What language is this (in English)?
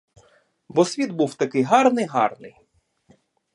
Ukrainian